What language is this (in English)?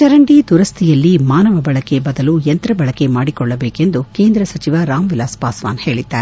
Kannada